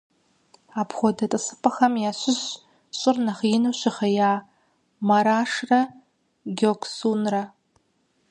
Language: Kabardian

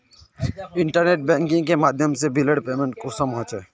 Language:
Magahi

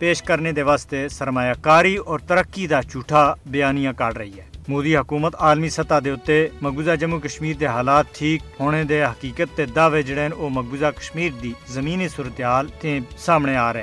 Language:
Urdu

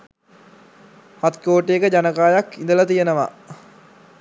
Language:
Sinhala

